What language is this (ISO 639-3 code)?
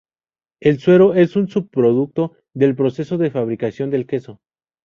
spa